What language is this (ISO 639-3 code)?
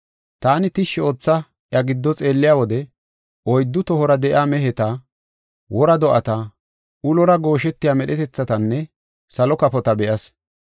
gof